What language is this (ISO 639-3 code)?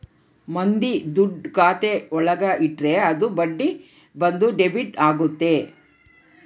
kan